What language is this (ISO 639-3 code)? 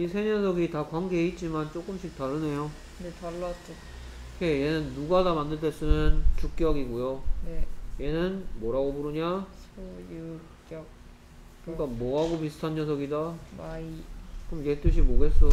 kor